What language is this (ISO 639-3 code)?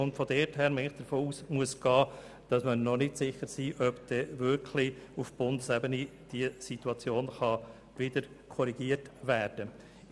gsw